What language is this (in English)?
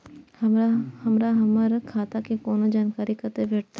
Maithili